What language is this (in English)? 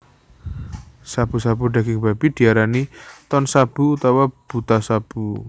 Javanese